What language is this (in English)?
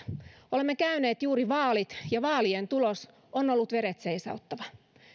Finnish